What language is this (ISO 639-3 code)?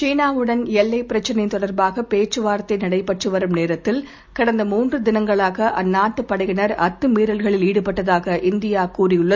tam